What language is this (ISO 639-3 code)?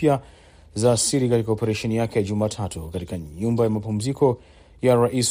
swa